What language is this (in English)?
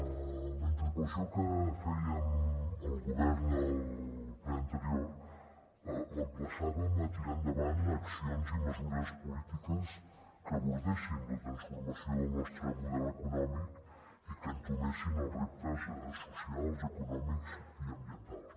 Catalan